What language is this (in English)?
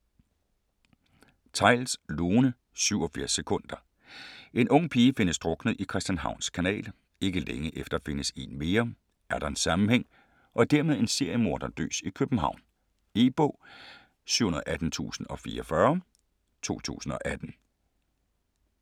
Danish